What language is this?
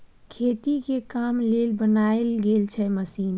Maithili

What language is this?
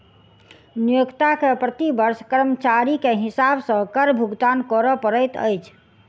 Maithili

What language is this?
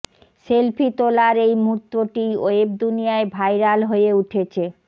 Bangla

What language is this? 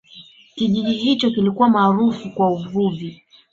Swahili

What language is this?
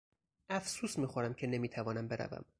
Persian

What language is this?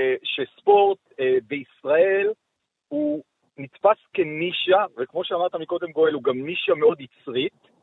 Hebrew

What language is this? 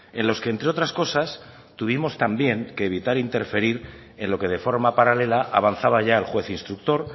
Spanish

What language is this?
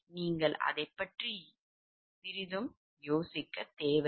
Tamil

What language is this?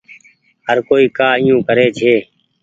Goaria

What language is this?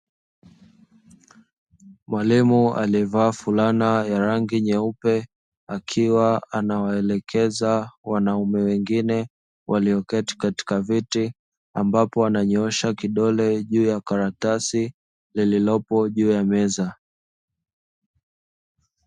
Swahili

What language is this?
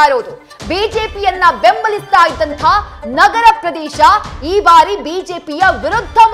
Kannada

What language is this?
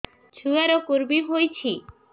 Odia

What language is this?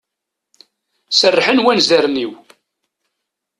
Kabyle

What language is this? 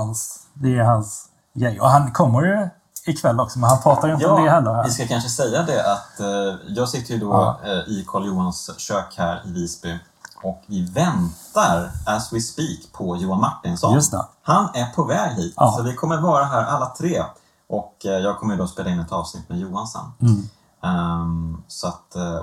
Swedish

